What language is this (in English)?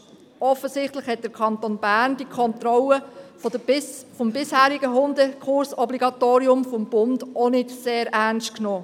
Swiss German